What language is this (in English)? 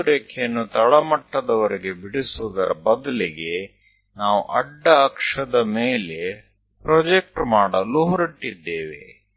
Kannada